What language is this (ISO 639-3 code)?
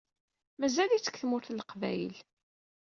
kab